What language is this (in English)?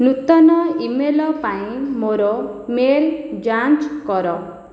Odia